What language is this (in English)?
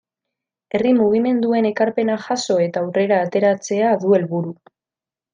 Basque